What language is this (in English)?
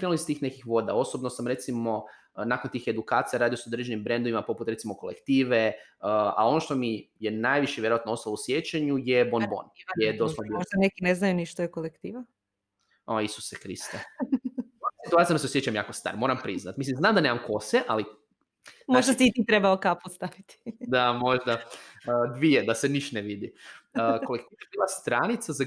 Croatian